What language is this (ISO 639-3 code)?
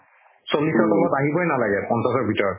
asm